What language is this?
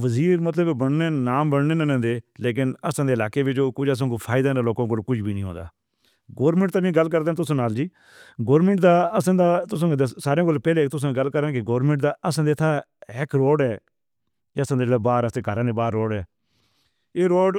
Northern Hindko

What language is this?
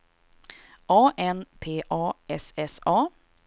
Swedish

